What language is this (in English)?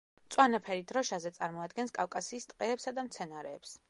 Georgian